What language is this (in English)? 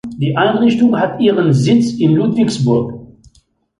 German